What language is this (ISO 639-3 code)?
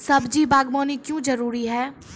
mai